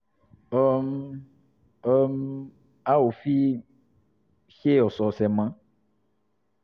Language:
Yoruba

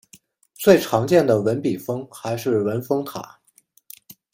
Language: Chinese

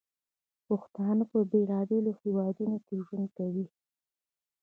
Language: Pashto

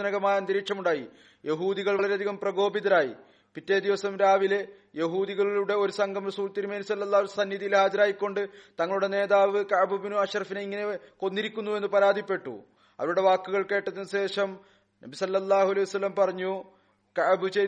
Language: Malayalam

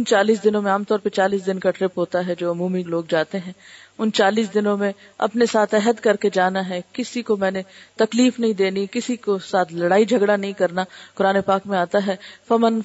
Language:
Urdu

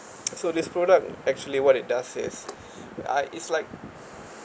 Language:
English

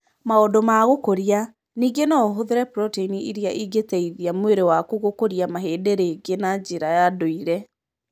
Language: Kikuyu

